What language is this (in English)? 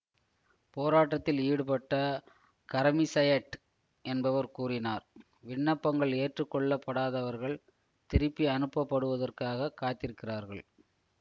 Tamil